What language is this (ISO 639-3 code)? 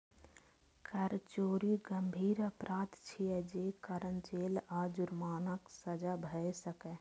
mai